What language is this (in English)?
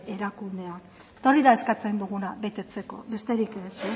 Basque